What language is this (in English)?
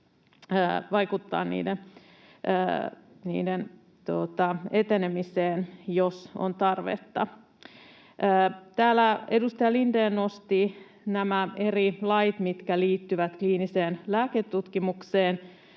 Finnish